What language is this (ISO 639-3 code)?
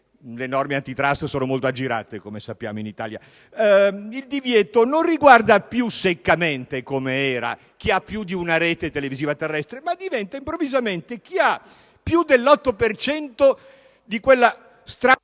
ita